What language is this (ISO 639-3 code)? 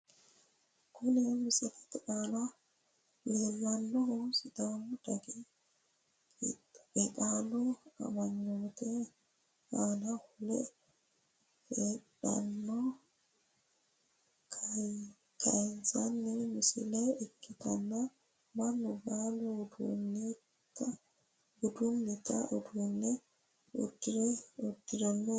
sid